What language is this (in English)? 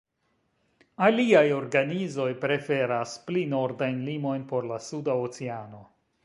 Esperanto